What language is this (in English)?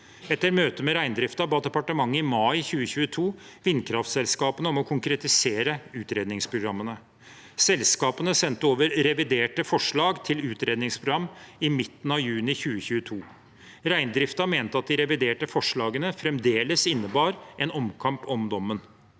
Norwegian